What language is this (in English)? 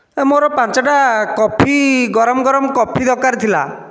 Odia